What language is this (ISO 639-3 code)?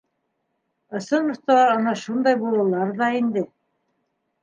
bak